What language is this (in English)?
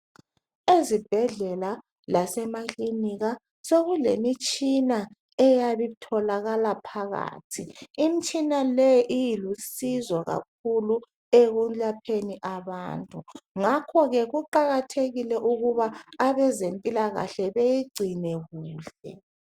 North Ndebele